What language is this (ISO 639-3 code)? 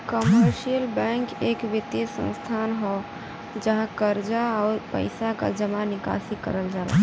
bho